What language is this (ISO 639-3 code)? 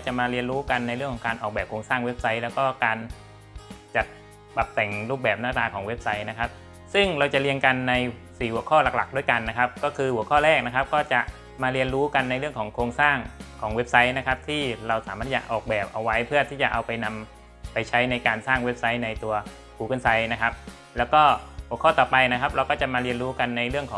tha